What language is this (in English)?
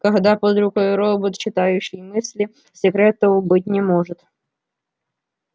Russian